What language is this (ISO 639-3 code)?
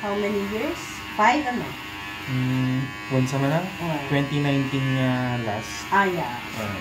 fil